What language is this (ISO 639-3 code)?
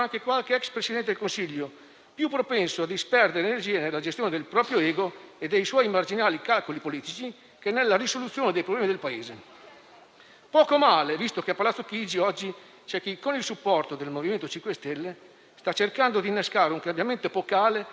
ita